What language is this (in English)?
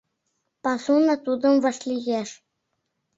Mari